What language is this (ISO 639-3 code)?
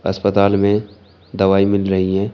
hin